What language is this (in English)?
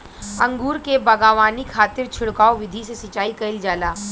Bhojpuri